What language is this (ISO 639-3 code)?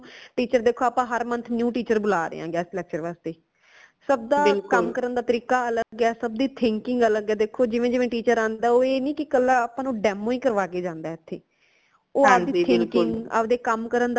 pan